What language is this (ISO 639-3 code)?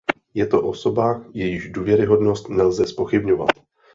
ces